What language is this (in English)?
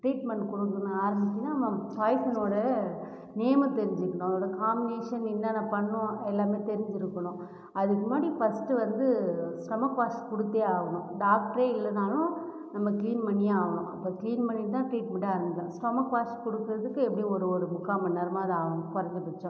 Tamil